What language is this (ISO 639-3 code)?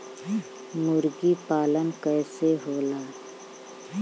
bho